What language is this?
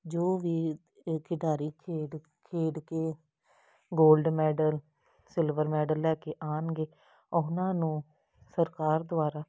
Punjabi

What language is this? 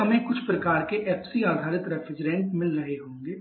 Hindi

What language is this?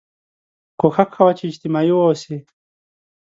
Pashto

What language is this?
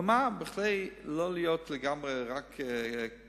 Hebrew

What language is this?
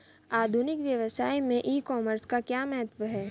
Hindi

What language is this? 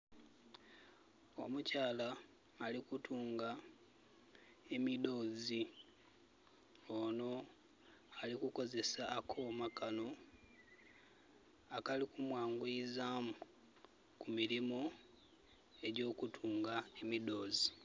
Soga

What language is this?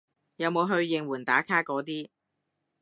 Cantonese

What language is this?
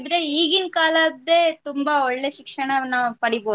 Kannada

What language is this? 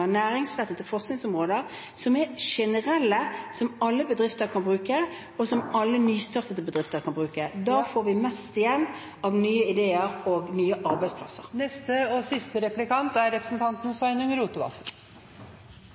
Norwegian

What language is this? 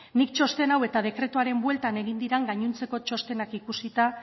Basque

